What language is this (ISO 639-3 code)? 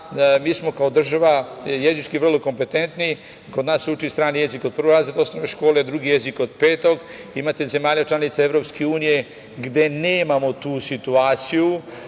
srp